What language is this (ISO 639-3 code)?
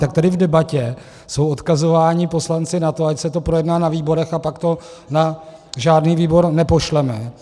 ces